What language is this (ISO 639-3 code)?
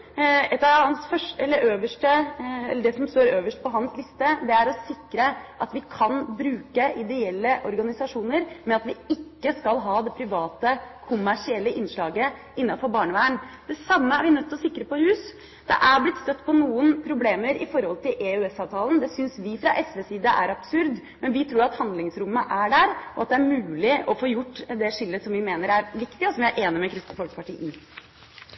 nob